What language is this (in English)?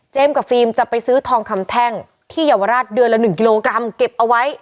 Thai